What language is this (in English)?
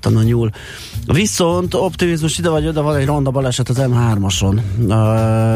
Hungarian